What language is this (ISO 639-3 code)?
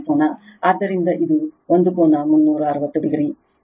kan